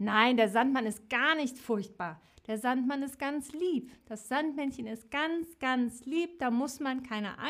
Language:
German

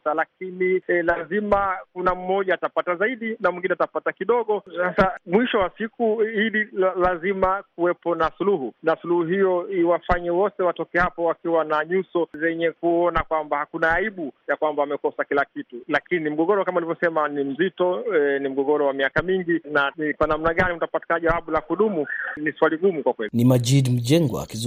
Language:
Swahili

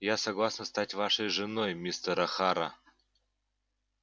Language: Russian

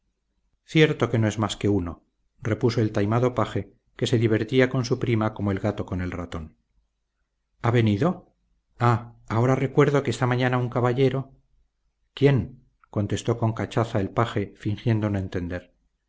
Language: Spanish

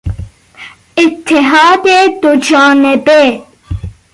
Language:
Persian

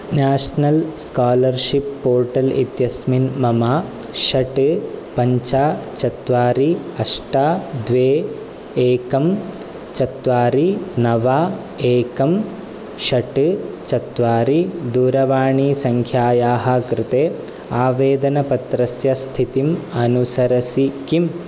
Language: Sanskrit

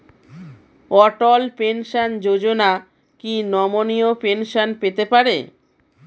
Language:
Bangla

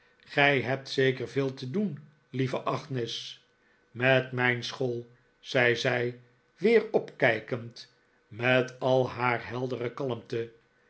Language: Dutch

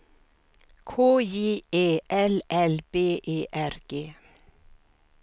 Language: Swedish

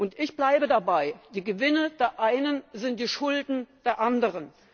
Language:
German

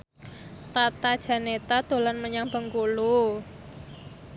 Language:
Javanese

